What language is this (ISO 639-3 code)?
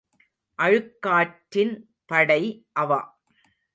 tam